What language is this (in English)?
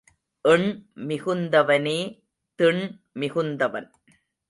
Tamil